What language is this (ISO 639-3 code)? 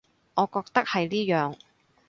yue